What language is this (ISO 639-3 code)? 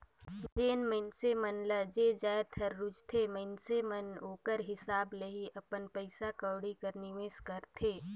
hne